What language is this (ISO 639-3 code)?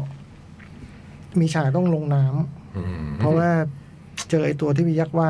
tha